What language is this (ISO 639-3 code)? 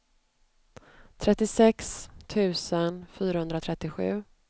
swe